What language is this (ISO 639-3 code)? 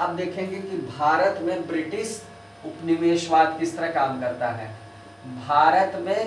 hin